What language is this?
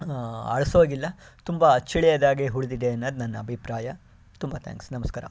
Kannada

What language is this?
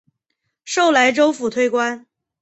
Chinese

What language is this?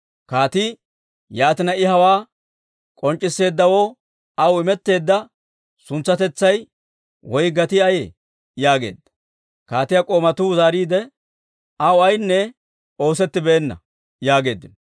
Dawro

